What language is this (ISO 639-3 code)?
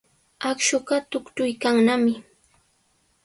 qws